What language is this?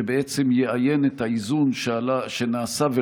Hebrew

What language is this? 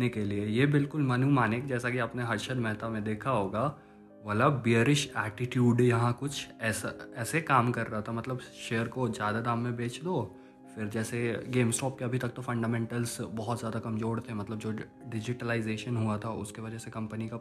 Hindi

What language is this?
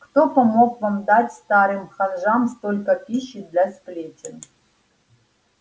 Russian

